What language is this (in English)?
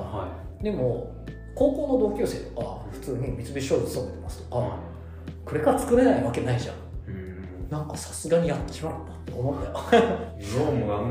Japanese